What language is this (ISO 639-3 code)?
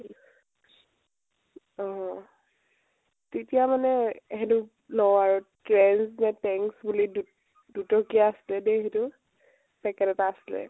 asm